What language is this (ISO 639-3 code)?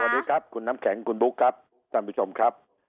tha